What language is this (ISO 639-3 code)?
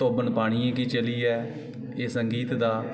doi